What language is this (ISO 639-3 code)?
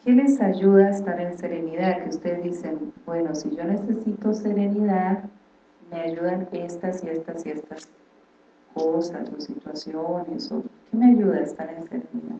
spa